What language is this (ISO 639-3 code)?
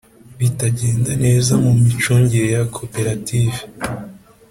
kin